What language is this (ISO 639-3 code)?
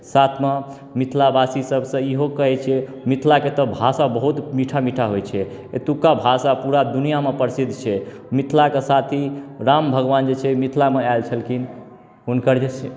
mai